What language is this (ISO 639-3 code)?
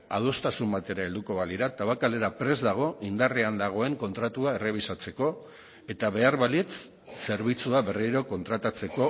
eus